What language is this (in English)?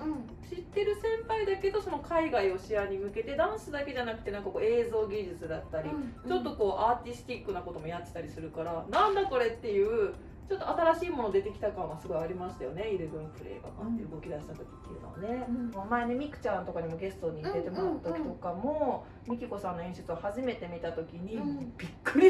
Japanese